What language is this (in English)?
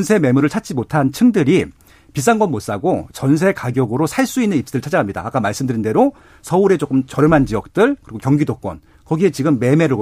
Korean